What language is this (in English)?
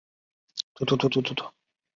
Chinese